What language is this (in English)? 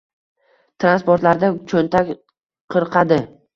Uzbek